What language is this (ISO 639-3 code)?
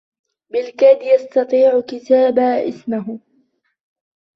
ara